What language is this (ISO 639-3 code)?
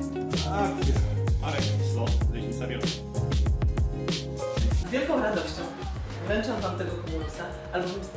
pol